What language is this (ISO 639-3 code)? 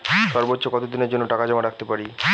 ben